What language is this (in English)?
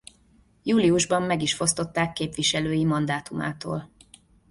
Hungarian